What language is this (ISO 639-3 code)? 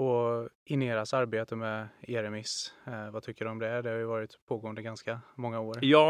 swe